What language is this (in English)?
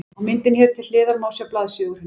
Icelandic